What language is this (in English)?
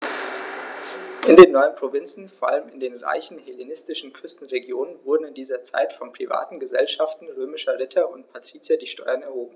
German